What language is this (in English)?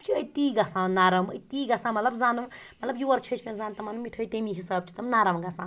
Kashmiri